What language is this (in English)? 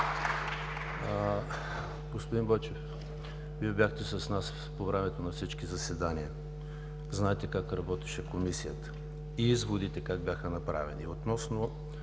Bulgarian